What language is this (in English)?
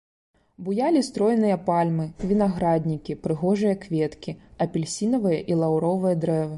Belarusian